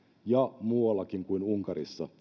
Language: Finnish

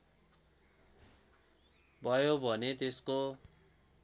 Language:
Nepali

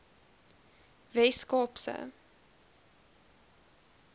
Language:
Afrikaans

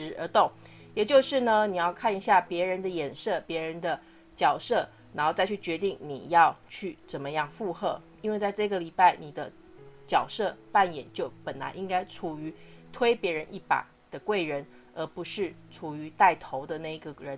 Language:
Chinese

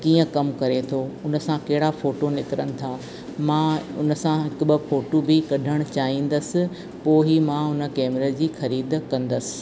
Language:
Sindhi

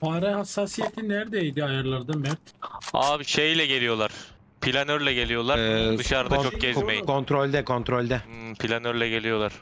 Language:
Turkish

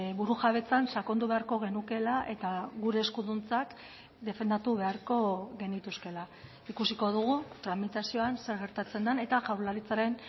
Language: Basque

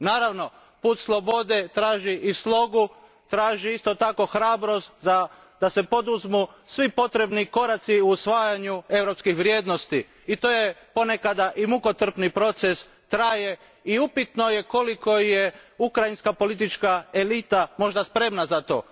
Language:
Croatian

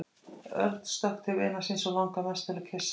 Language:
Icelandic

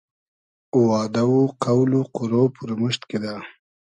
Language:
Hazaragi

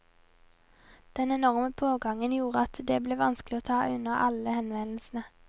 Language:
Norwegian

